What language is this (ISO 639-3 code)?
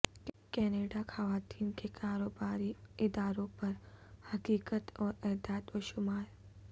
urd